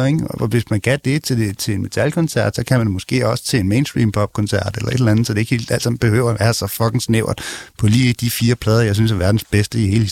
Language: Danish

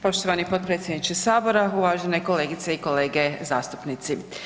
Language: Croatian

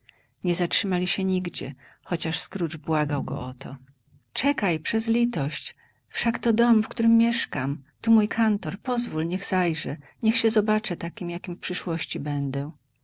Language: Polish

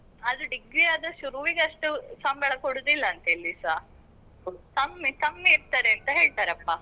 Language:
Kannada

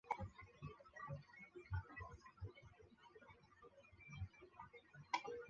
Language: Chinese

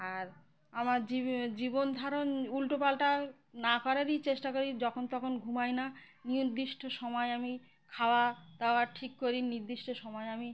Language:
Bangla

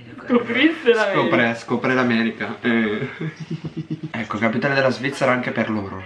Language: Italian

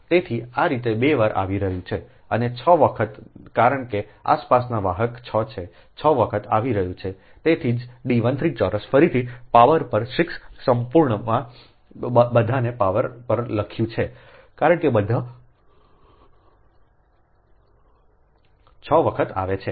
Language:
Gujarati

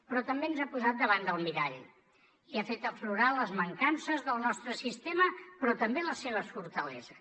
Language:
Catalan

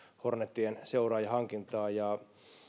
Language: Finnish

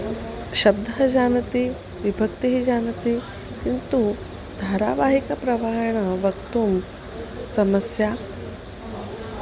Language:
Sanskrit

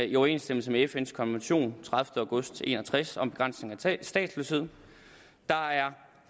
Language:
Danish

